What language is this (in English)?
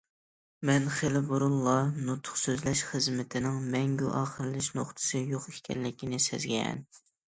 Uyghur